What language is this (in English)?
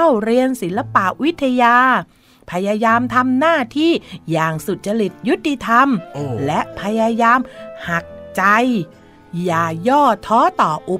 Thai